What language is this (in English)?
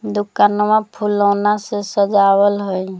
Magahi